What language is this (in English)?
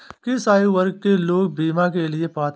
Hindi